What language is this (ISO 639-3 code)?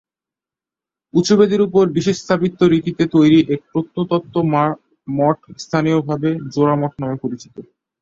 ben